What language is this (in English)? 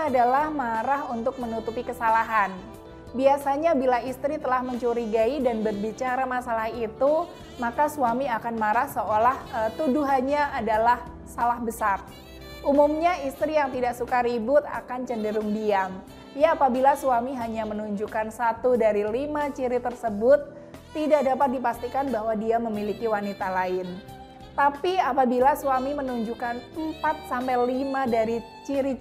Indonesian